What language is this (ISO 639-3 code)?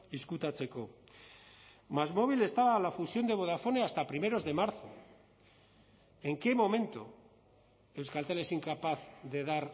spa